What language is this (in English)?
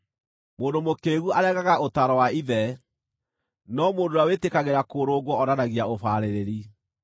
Kikuyu